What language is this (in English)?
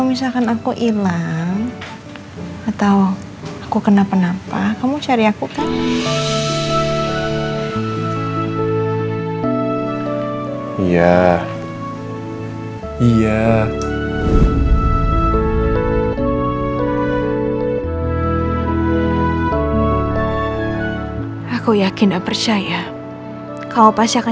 Indonesian